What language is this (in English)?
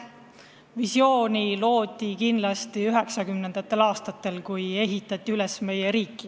Estonian